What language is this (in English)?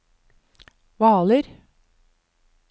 Norwegian